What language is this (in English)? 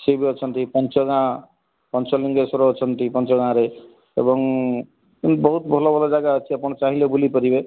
Odia